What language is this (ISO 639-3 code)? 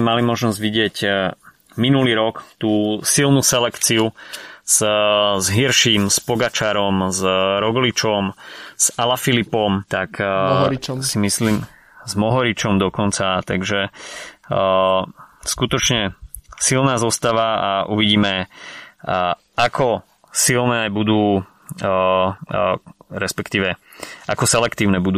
slk